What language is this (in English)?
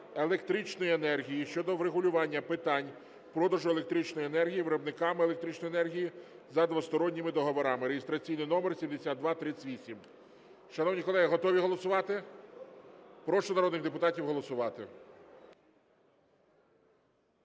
Ukrainian